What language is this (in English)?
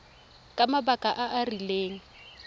Tswana